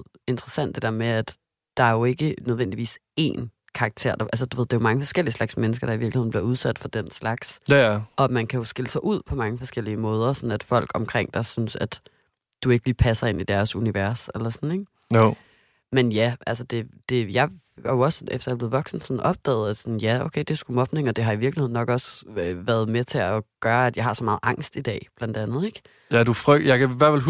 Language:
Danish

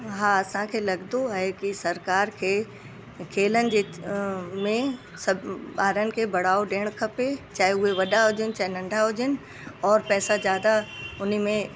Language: Sindhi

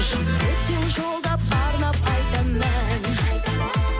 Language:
Kazakh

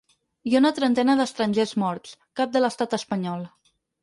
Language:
Catalan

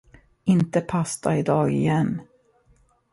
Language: Swedish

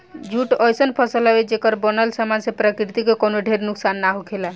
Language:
Bhojpuri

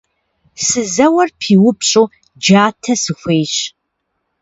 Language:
Kabardian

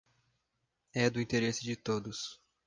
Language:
Portuguese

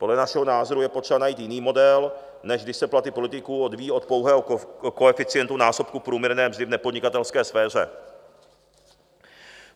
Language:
Czech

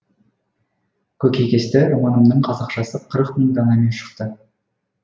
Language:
Kazakh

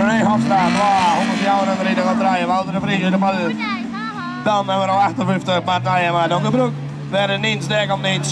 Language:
Dutch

